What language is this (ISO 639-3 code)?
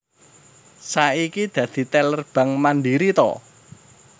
jav